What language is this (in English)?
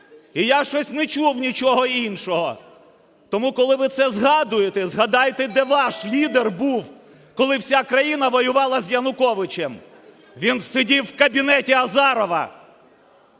Ukrainian